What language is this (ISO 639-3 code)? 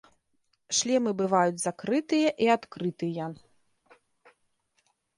bel